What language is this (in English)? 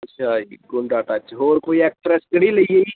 Punjabi